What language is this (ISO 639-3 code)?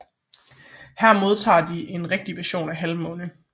dan